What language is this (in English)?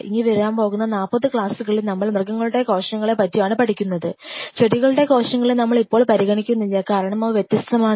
Malayalam